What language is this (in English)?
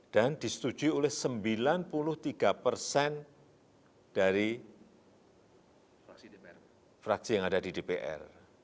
Indonesian